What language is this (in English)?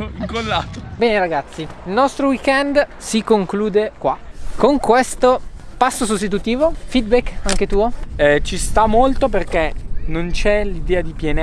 Italian